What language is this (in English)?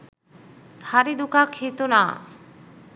Sinhala